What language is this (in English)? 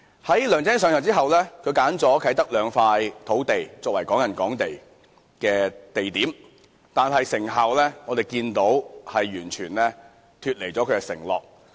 Cantonese